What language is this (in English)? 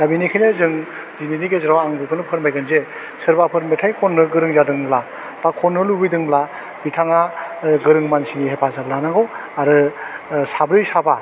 Bodo